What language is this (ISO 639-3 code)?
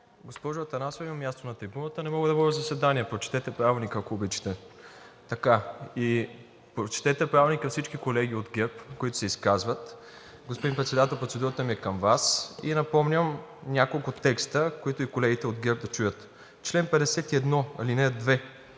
bul